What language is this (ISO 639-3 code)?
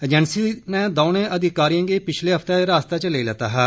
doi